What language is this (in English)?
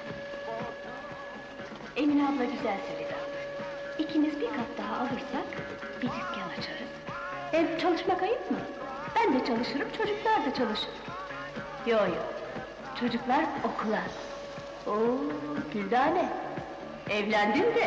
Turkish